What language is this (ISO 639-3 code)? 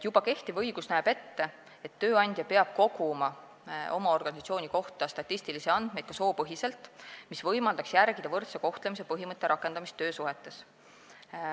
est